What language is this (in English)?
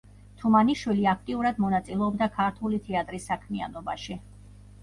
Georgian